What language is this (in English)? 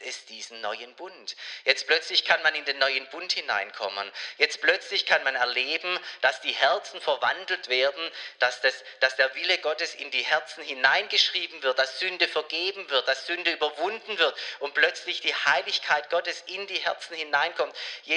German